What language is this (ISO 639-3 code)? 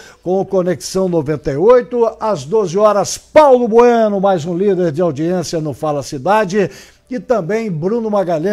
por